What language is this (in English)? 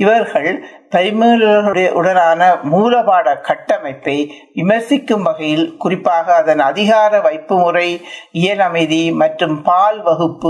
Tamil